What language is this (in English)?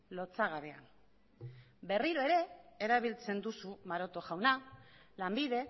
Basque